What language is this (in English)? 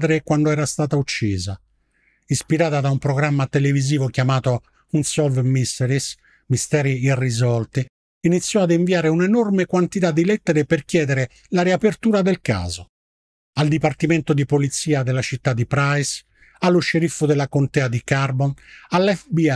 Italian